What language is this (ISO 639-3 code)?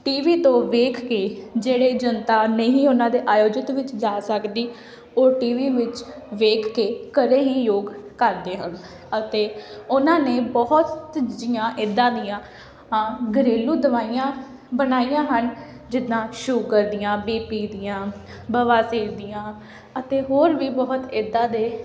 pan